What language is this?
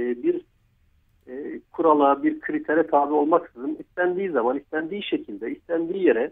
Turkish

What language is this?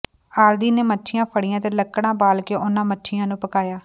Punjabi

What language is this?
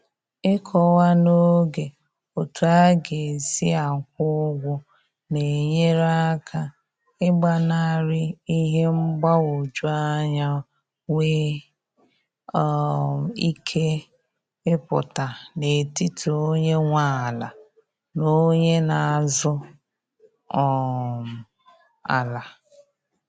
Igbo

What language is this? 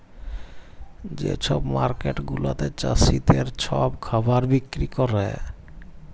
Bangla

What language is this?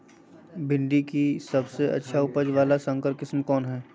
Magahi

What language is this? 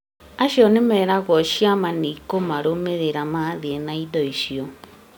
Kikuyu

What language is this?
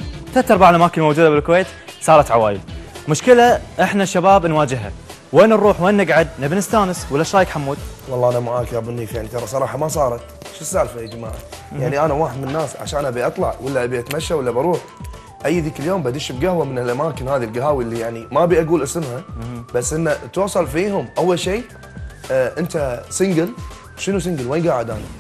Arabic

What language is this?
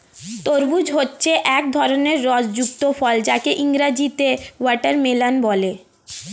Bangla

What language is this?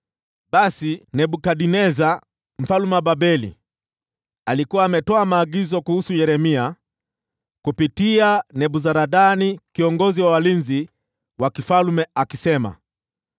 Swahili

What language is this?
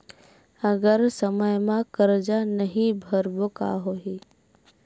Chhattisgarhi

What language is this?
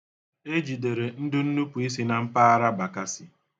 Igbo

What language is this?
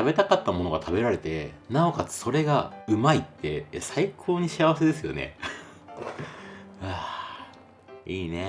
Japanese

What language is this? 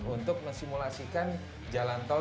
Indonesian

